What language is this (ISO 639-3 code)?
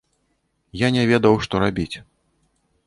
bel